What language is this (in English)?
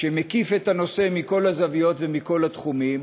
Hebrew